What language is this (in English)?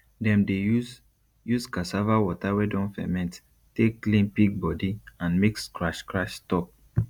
Nigerian Pidgin